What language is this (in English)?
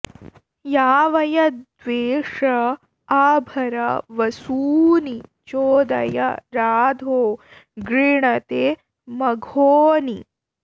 Sanskrit